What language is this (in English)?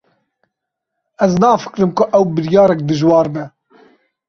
Kurdish